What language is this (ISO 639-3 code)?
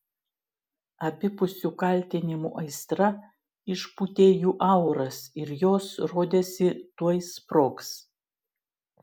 lit